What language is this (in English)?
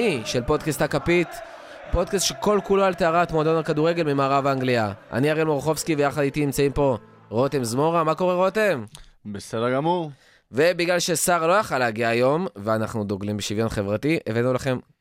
Hebrew